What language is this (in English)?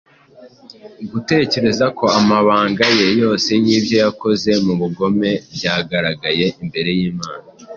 Kinyarwanda